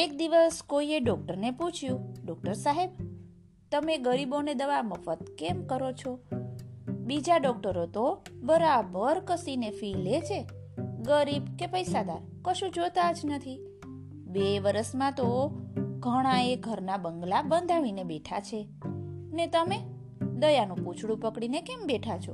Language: Gujarati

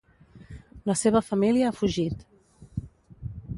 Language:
Catalan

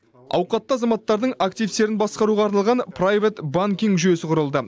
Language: Kazakh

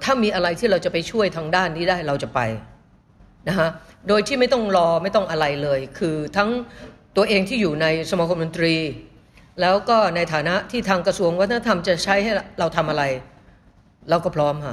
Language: Thai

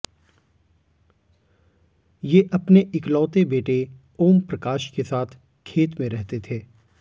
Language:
Hindi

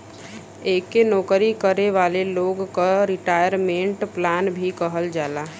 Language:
Bhojpuri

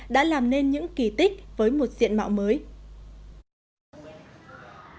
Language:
Vietnamese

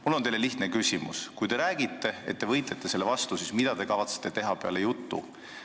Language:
Estonian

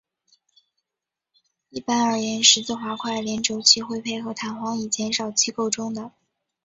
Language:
Chinese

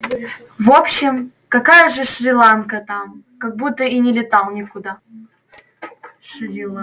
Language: Russian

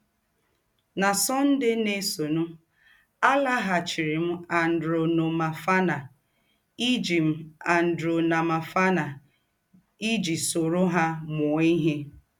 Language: Igbo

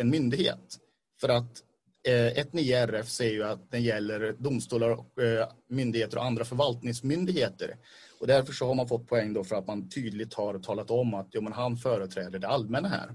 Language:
Swedish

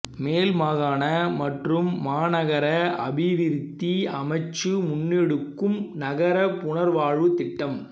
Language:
Tamil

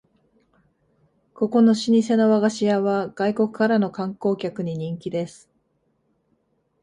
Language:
Japanese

